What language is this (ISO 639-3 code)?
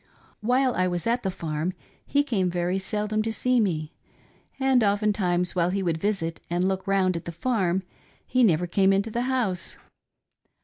eng